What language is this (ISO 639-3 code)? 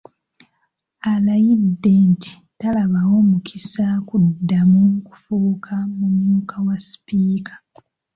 lug